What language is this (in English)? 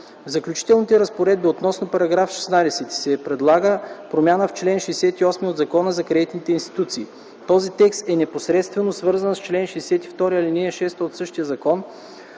Bulgarian